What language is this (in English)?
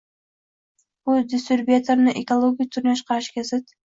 Uzbek